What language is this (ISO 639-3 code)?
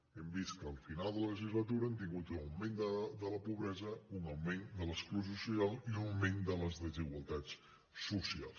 cat